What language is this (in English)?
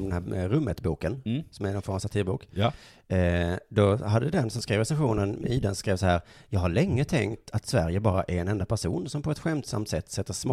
Swedish